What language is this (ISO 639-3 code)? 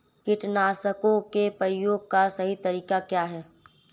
hin